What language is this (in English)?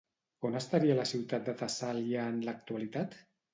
Catalan